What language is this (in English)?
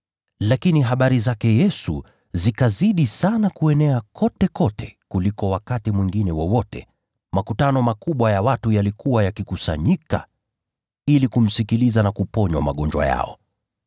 Swahili